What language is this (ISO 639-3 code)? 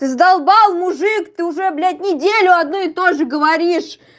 rus